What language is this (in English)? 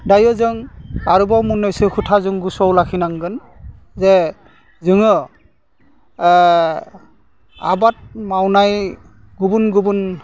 Bodo